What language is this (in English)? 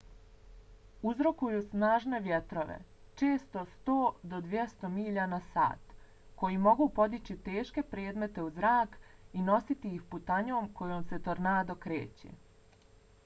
Bosnian